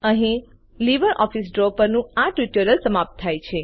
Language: Gujarati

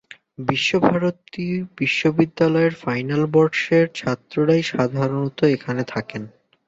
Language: Bangla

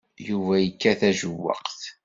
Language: Kabyle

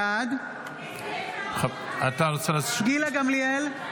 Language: Hebrew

